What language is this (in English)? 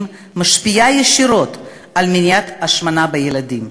Hebrew